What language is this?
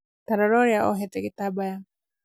Kikuyu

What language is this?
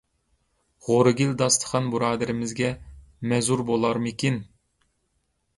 Uyghur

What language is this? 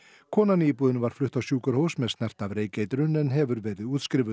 Icelandic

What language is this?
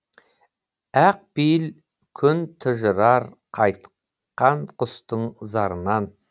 Kazakh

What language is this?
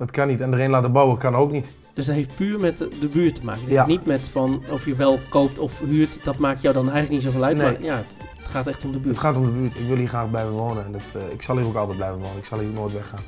Dutch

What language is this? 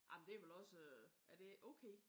Danish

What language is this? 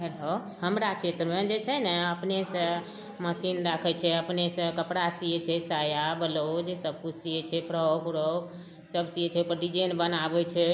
Maithili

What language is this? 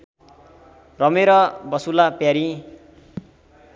Nepali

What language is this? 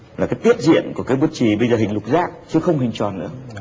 Vietnamese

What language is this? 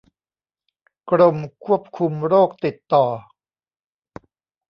Thai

